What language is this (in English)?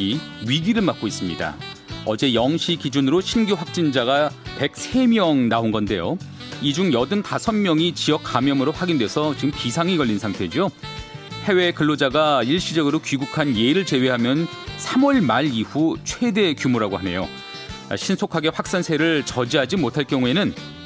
Korean